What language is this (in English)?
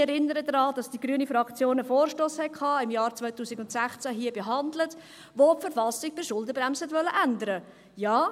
Swiss German